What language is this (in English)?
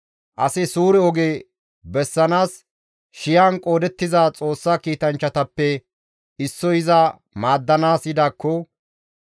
Gamo